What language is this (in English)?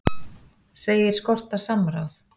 Icelandic